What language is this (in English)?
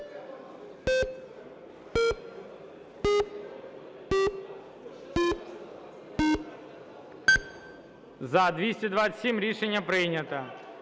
Ukrainian